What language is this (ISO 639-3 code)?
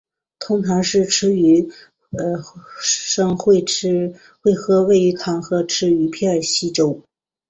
zho